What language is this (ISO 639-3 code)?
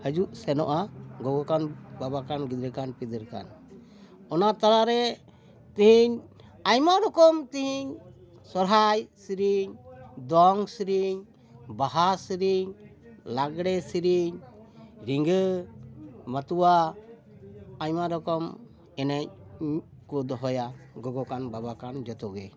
sat